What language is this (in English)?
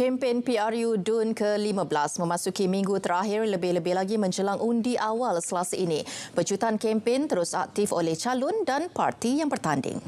Malay